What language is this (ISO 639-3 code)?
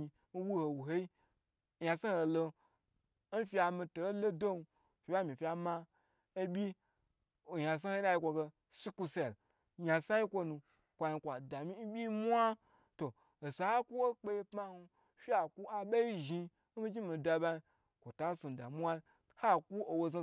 gbr